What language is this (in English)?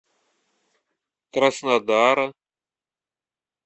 Russian